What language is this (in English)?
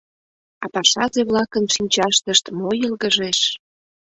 Mari